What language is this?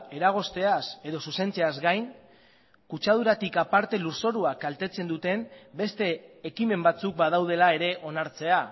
Basque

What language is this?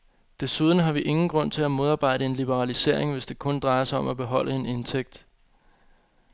Danish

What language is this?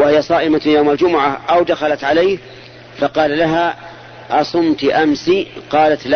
Arabic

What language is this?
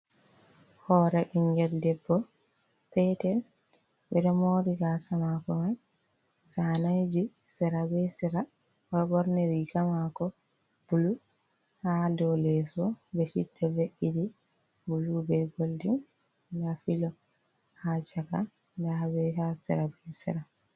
Fula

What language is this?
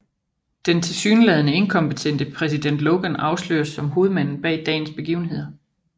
Danish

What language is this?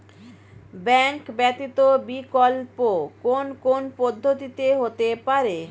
Bangla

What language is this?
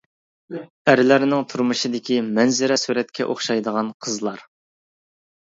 Uyghur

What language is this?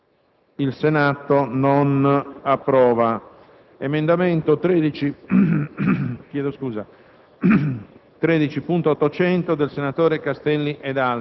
Italian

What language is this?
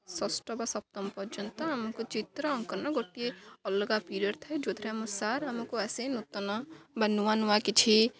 Odia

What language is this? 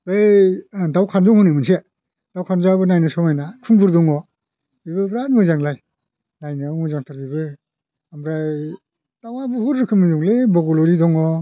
Bodo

